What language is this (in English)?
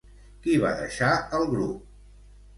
Catalan